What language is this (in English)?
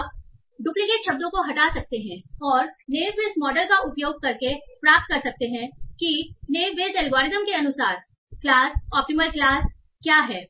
Hindi